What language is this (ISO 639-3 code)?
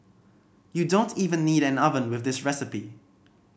eng